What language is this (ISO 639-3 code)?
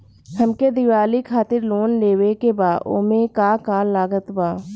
bho